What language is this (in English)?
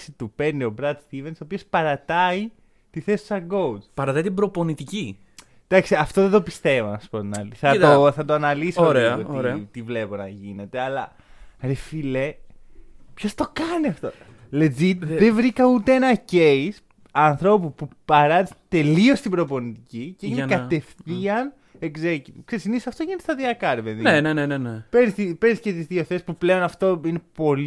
Greek